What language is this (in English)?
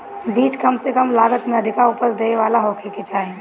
Bhojpuri